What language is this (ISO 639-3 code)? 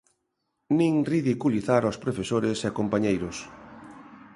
glg